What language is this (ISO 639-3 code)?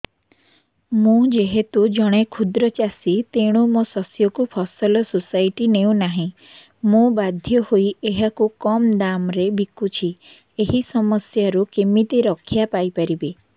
ori